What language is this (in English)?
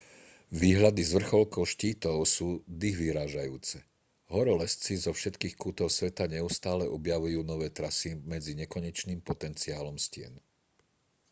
Slovak